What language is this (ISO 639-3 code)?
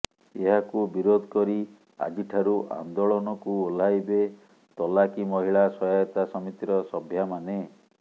ori